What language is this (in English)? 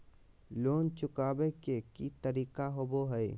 Magahi